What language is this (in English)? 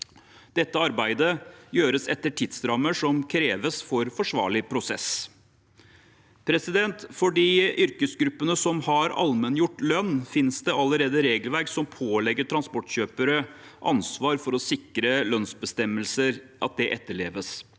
Norwegian